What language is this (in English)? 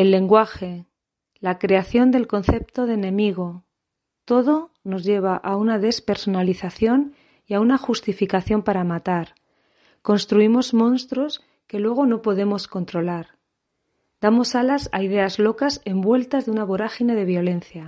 Spanish